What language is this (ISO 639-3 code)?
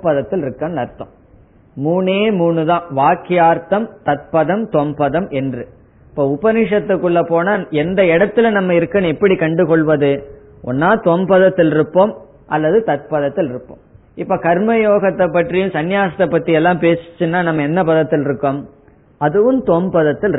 tam